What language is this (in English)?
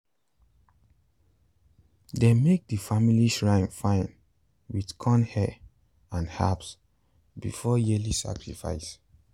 Nigerian Pidgin